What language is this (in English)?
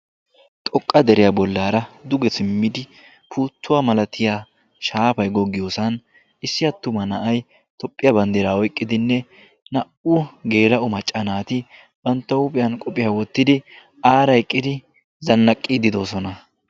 Wolaytta